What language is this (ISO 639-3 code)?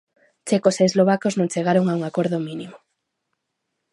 glg